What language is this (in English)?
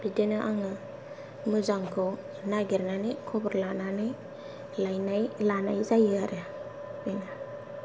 Bodo